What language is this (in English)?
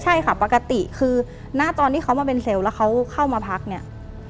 Thai